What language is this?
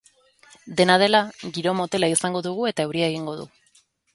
Basque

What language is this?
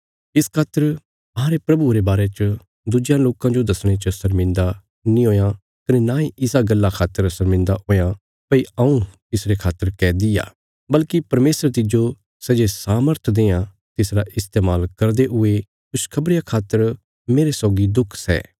Bilaspuri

